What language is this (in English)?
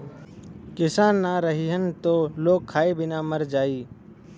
Bhojpuri